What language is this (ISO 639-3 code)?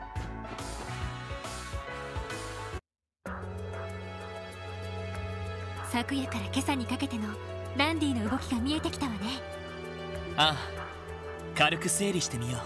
jpn